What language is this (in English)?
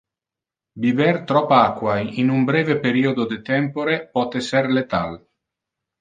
Interlingua